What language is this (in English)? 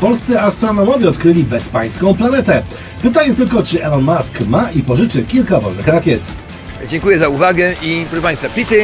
Polish